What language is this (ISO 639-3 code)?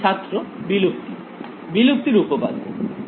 ben